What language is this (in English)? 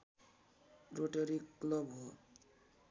Nepali